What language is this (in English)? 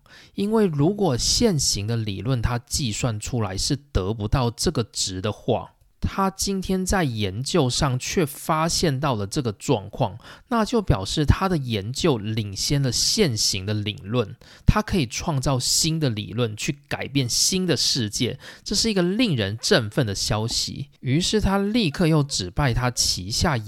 Chinese